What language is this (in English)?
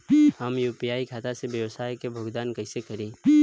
Bhojpuri